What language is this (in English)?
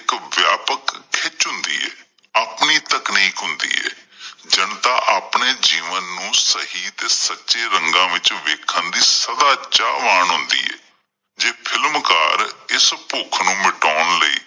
Punjabi